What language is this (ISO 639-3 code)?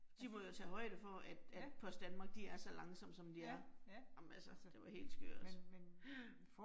dan